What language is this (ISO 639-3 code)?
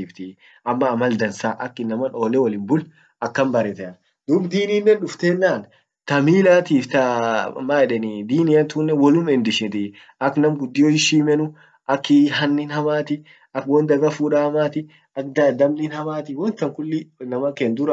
orc